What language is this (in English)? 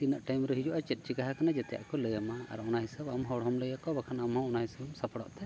Santali